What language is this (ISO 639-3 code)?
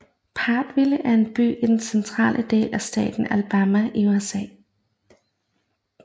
dan